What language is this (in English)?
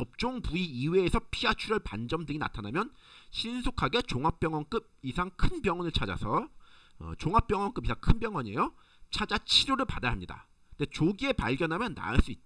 Korean